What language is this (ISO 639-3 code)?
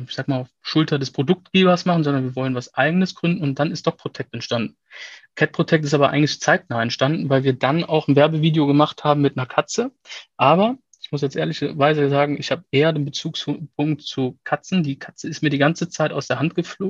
deu